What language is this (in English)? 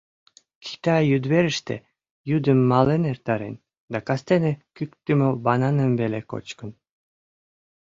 Mari